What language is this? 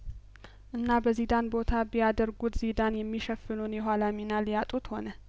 Amharic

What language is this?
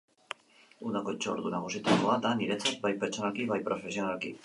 Basque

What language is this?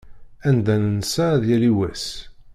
Kabyle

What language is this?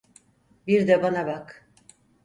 Turkish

